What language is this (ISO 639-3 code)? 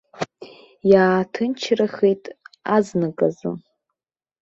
abk